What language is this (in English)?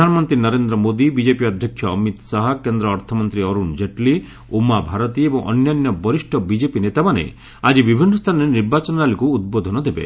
Odia